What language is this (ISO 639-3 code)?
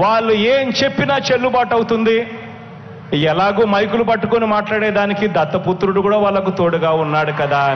hin